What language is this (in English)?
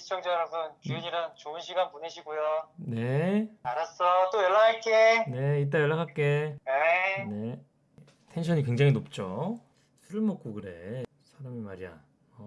Korean